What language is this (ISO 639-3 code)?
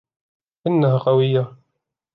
ara